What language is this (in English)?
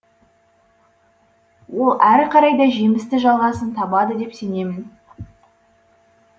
Kazakh